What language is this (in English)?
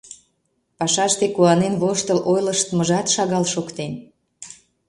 Mari